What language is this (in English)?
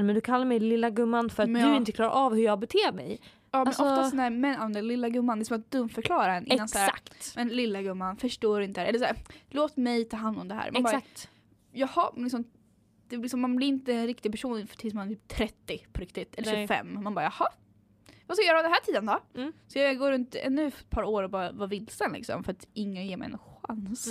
Swedish